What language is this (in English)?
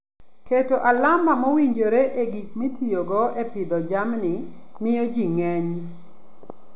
Luo (Kenya and Tanzania)